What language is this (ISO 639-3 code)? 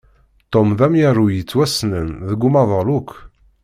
kab